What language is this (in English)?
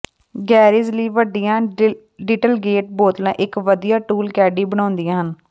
Punjabi